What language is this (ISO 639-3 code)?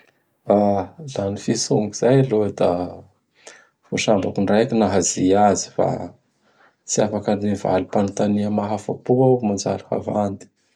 bhr